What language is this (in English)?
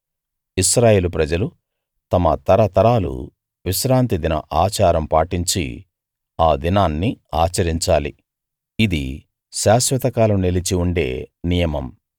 Telugu